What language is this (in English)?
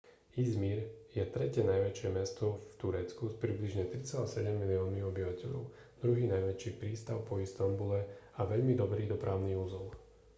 Slovak